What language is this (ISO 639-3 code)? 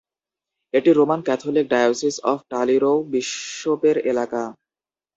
ben